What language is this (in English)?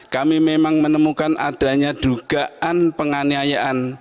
Indonesian